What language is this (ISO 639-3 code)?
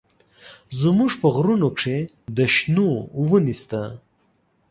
pus